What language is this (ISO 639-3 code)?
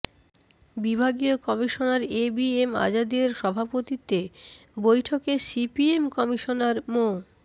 ben